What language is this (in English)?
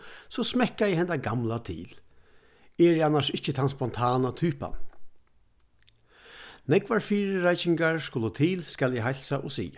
Faroese